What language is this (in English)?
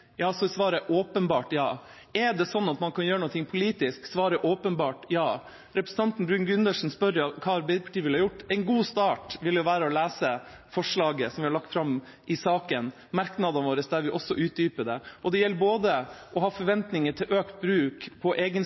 Norwegian Bokmål